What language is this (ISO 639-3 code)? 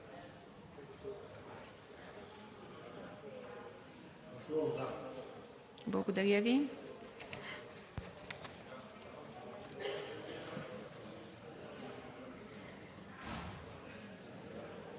bul